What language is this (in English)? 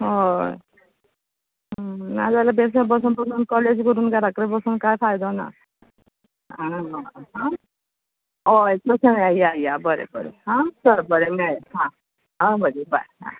Konkani